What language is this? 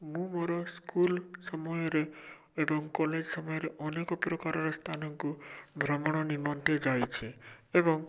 Odia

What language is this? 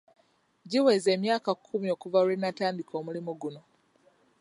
Ganda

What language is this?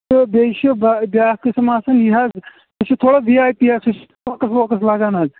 Kashmiri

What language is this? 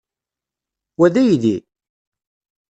Kabyle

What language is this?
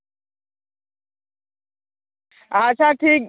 Santali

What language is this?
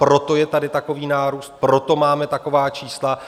Czech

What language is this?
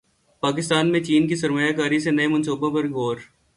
Urdu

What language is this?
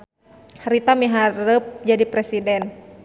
Sundanese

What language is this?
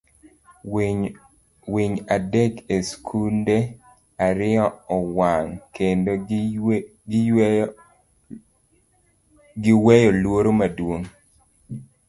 Luo (Kenya and Tanzania)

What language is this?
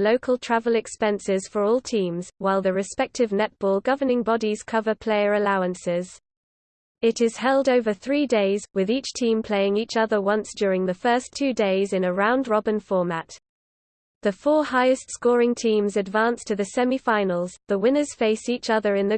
English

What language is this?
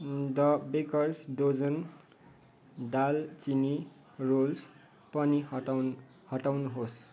Nepali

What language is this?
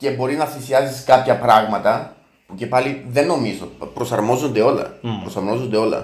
Greek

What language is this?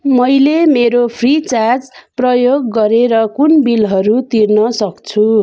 Nepali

